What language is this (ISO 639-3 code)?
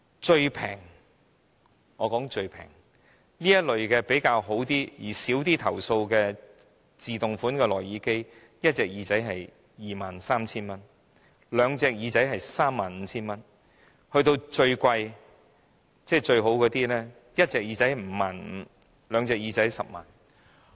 yue